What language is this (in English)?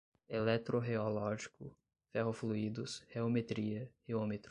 Portuguese